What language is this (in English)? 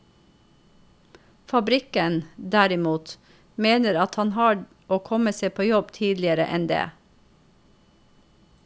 Norwegian